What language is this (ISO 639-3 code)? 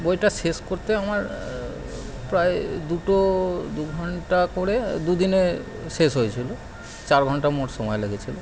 ben